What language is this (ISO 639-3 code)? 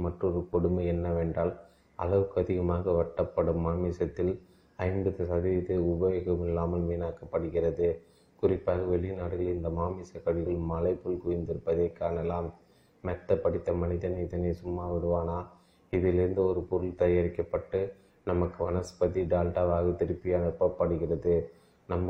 tam